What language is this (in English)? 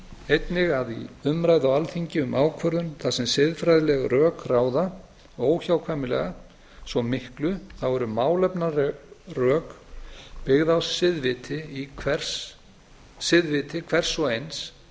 Icelandic